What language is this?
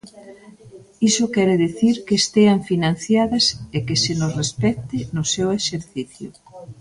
Galician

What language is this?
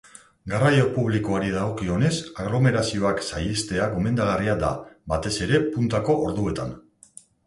Basque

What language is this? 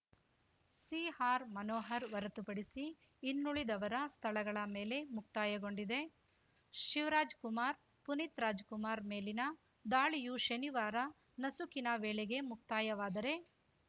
Kannada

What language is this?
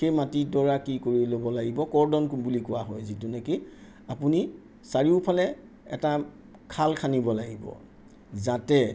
Assamese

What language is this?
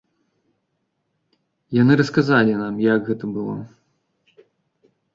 Belarusian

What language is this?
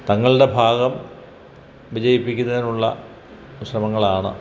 Malayalam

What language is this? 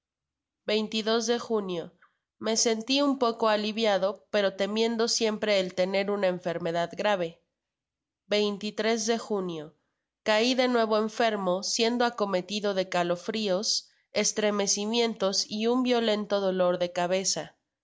Spanish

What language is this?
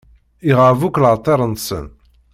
Kabyle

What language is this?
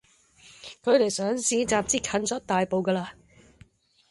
Cantonese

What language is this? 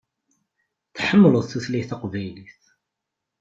Kabyle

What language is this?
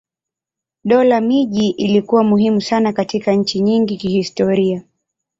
Swahili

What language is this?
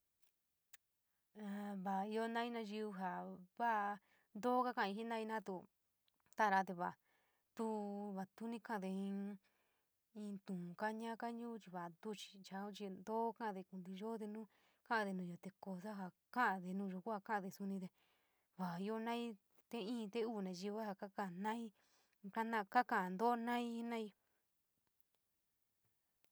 San Miguel El Grande Mixtec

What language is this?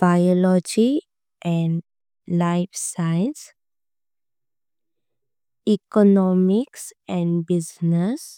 Konkani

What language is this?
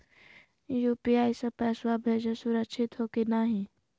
Magahi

